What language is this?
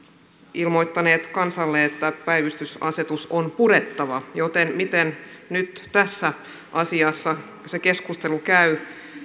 Finnish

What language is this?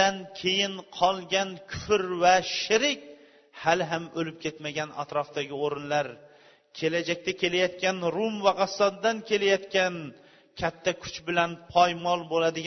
Bulgarian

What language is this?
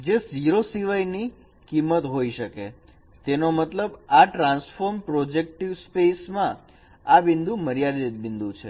Gujarati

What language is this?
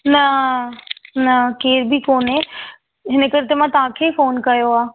Sindhi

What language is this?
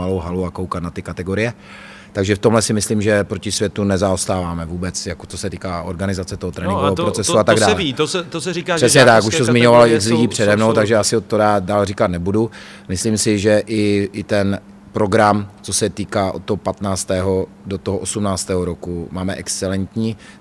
Czech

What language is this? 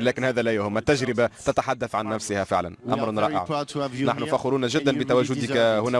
Arabic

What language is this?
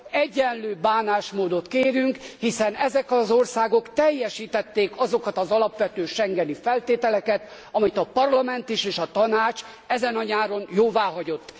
Hungarian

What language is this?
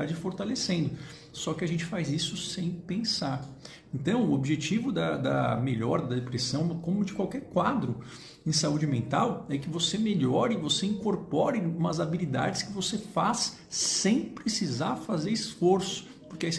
Portuguese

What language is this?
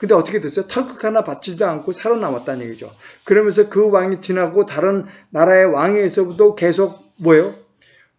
Korean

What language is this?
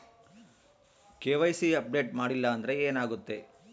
Kannada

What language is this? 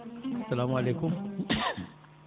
Fula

